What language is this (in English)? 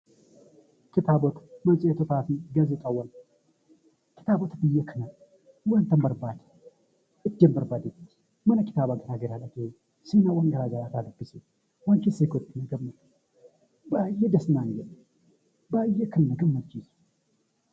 Oromo